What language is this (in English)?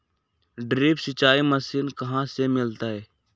Magahi